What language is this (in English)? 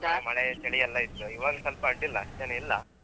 Kannada